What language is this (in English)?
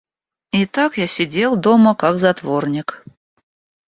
Russian